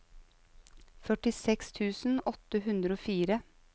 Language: Norwegian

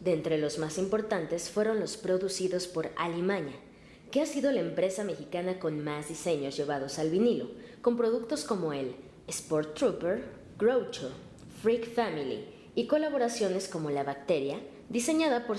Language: Spanish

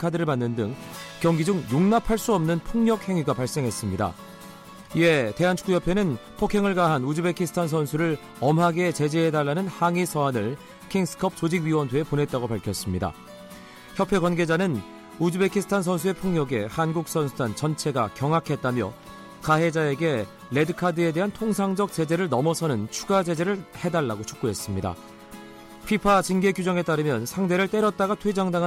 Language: Korean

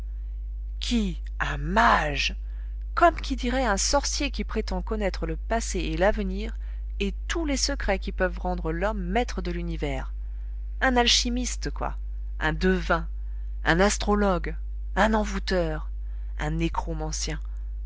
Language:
French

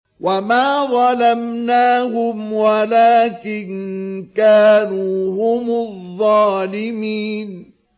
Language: Arabic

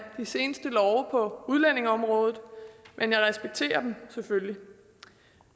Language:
Danish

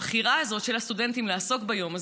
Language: Hebrew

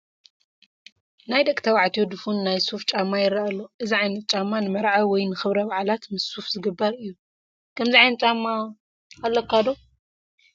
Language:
Tigrinya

